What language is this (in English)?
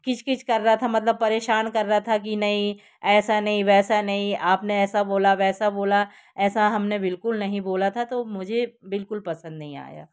Hindi